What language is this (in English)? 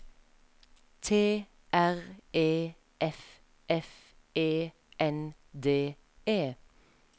Norwegian